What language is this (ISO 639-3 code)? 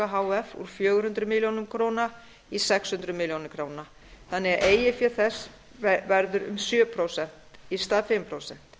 isl